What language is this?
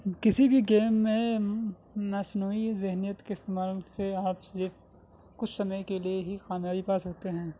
Urdu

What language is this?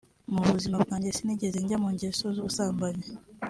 Kinyarwanda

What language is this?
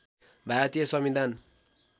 Nepali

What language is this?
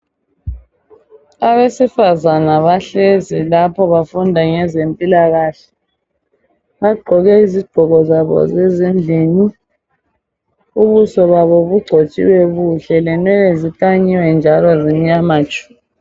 North Ndebele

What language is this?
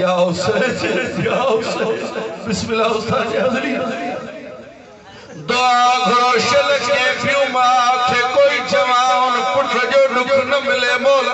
Arabic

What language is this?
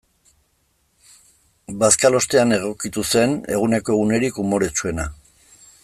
Basque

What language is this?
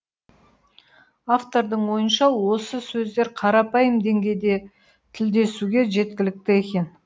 Kazakh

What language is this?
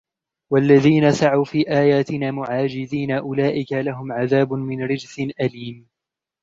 Arabic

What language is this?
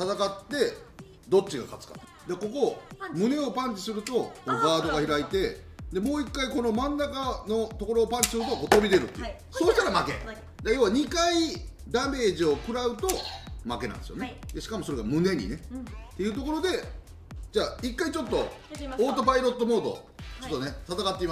Japanese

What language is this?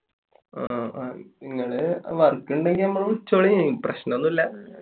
Malayalam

